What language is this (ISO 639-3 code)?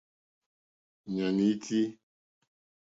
bri